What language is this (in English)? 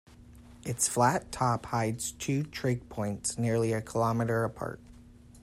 English